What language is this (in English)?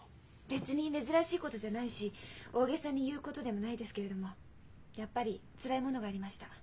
Japanese